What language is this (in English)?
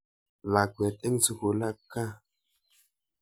Kalenjin